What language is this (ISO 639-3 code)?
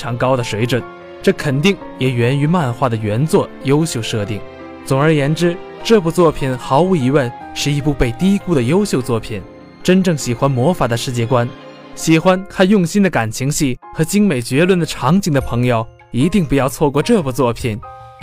zho